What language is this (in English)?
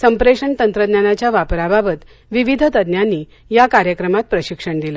Marathi